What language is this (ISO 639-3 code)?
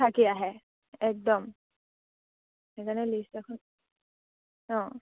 asm